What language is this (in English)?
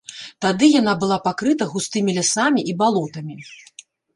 Belarusian